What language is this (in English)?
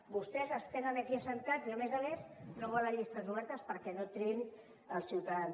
Catalan